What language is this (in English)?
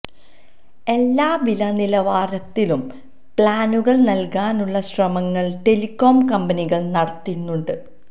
Malayalam